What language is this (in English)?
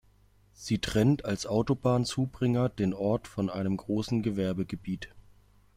German